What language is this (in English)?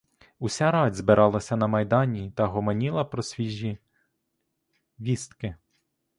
Ukrainian